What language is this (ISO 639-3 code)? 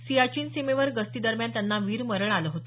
mar